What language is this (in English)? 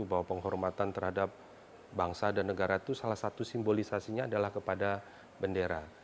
Indonesian